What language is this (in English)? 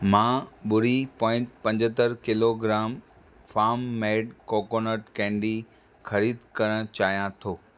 Sindhi